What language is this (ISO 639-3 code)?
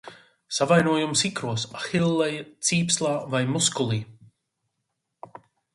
lav